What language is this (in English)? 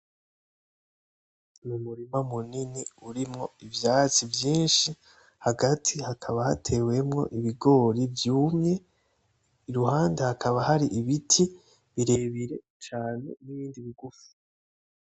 Rundi